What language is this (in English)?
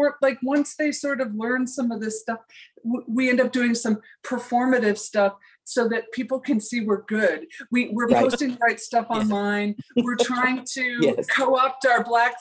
English